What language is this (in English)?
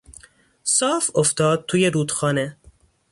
Persian